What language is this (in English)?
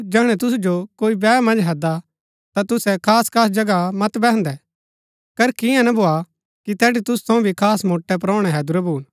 Gaddi